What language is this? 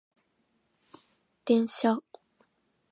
Japanese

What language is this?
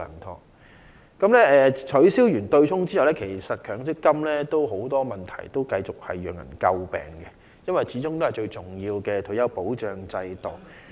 Cantonese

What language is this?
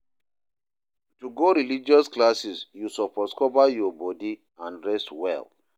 Nigerian Pidgin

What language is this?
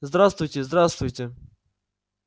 Russian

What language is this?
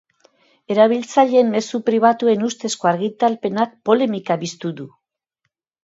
Basque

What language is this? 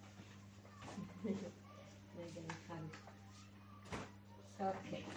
Hebrew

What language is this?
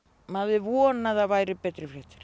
Icelandic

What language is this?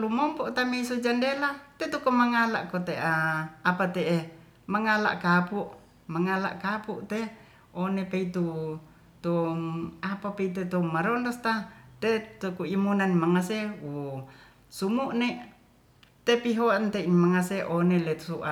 Ratahan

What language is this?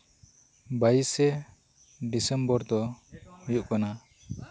Santali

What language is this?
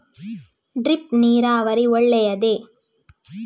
Kannada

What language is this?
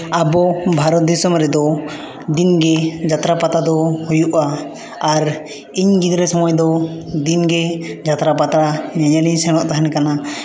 Santali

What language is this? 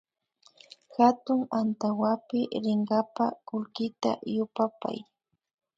Imbabura Highland Quichua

